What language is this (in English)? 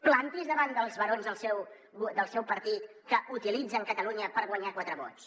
Catalan